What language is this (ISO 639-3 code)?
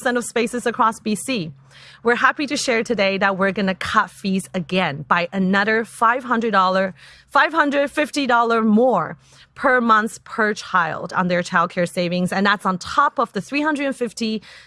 eng